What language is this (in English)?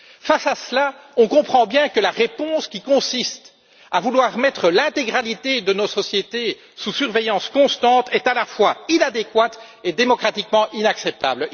French